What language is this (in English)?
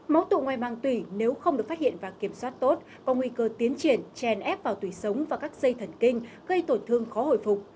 Vietnamese